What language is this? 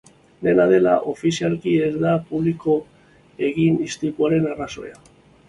Basque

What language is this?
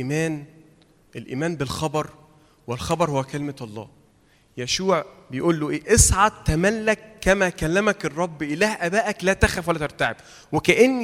Arabic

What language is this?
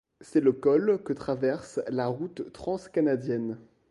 French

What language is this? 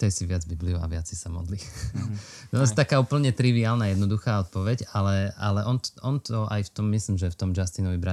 Slovak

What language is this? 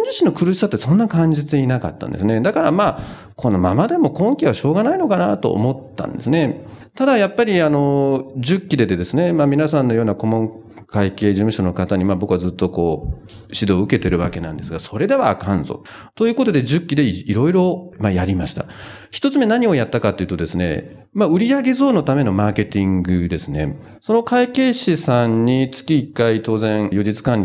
Japanese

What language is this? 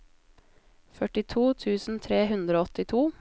Norwegian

